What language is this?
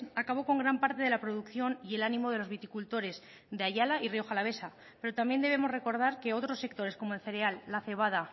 Spanish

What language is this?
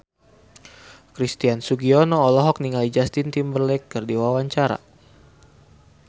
Sundanese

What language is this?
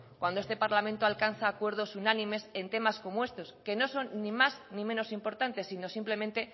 Spanish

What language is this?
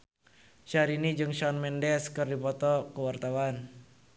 Sundanese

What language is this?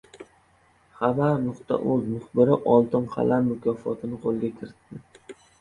Uzbek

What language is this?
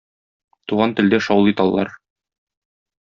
Tatar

